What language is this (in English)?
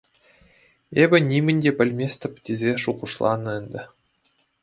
Chuvash